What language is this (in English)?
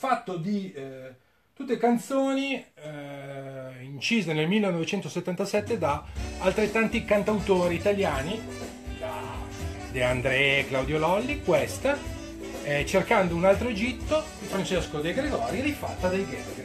Italian